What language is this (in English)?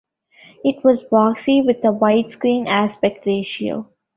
English